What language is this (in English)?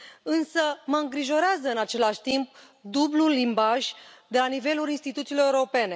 Romanian